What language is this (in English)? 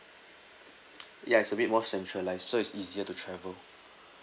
English